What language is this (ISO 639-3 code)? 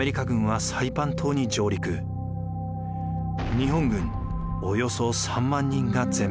jpn